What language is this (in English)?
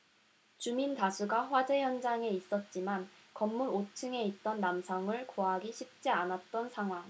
Korean